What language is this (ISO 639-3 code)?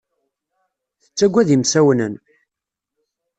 kab